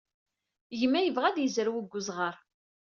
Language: Kabyle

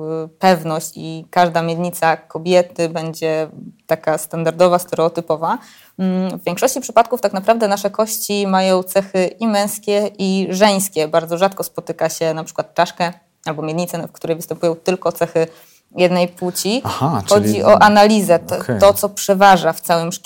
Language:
Polish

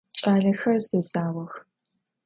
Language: Adyghe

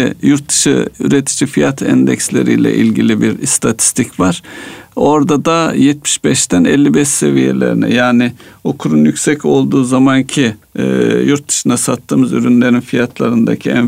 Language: Turkish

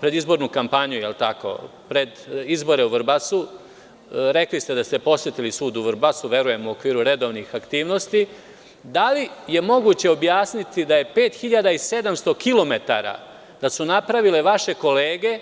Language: Serbian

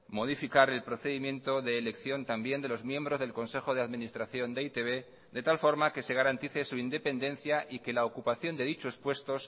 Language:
Spanish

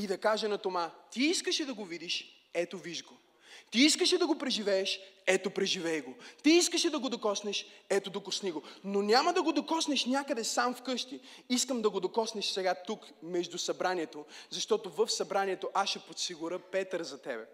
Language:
Bulgarian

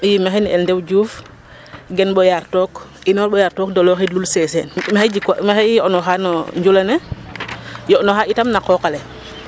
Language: Serer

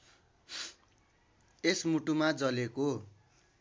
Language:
Nepali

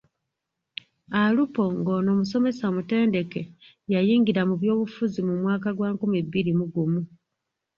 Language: Ganda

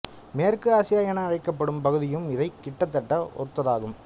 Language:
Tamil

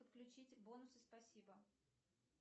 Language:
Russian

